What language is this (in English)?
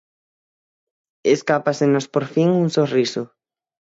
Galician